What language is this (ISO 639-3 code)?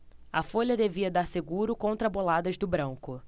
por